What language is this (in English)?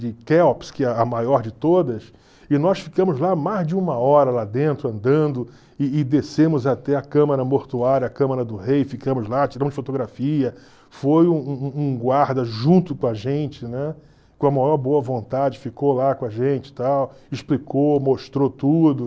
Portuguese